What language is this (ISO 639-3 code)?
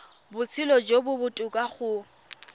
tsn